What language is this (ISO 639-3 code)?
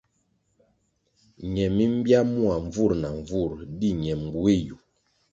nmg